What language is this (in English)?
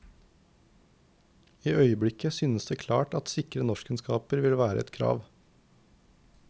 Norwegian